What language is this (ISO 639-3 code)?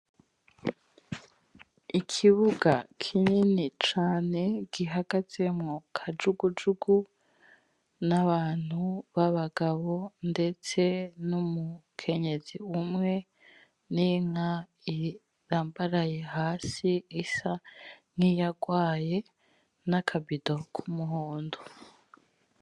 run